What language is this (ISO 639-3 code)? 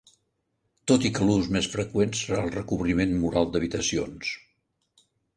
cat